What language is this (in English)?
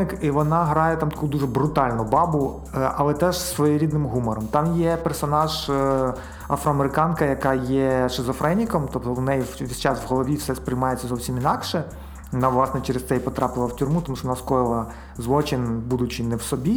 Ukrainian